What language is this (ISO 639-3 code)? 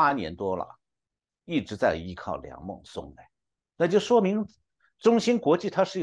zho